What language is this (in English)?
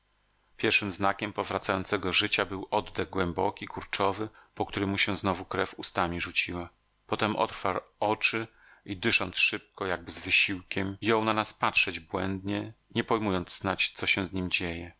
Polish